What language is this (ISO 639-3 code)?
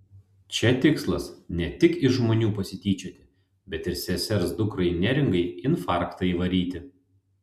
lit